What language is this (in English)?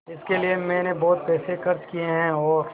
Hindi